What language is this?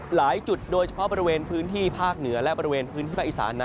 Thai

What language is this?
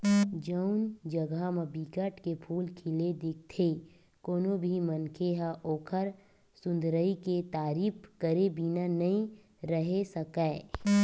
Chhattisgarhi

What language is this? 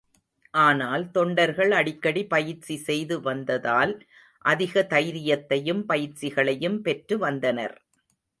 Tamil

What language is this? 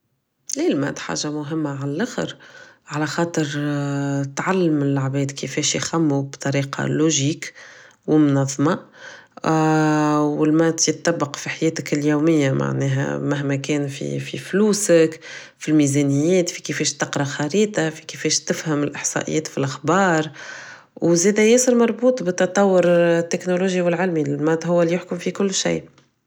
Tunisian Arabic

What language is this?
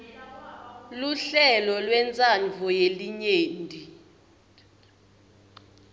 Swati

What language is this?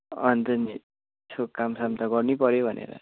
Nepali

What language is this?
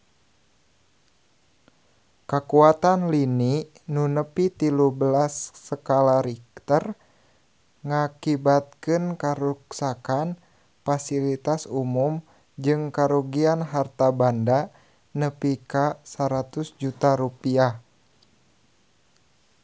Sundanese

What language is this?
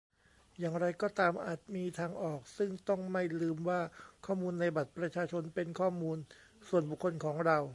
Thai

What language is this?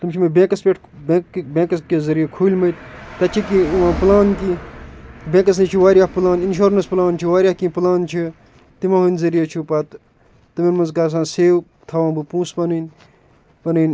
Kashmiri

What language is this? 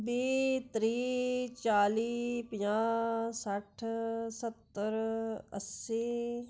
Dogri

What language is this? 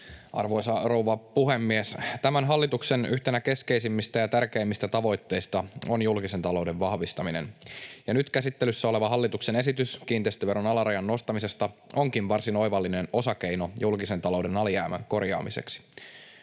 Finnish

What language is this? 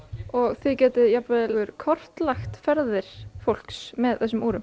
Icelandic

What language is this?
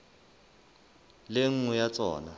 Southern Sotho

